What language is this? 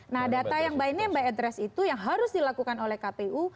Indonesian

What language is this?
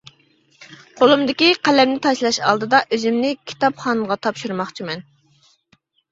Uyghur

